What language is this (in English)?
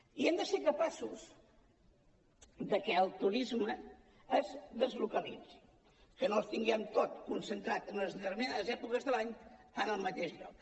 Catalan